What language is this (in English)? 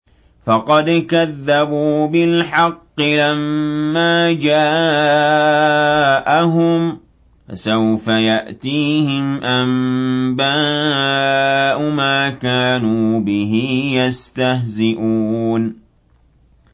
Arabic